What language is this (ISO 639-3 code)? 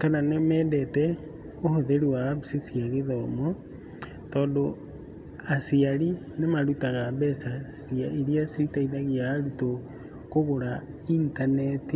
kik